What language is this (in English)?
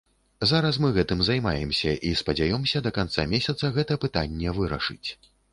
Belarusian